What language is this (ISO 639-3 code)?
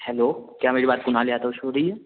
hin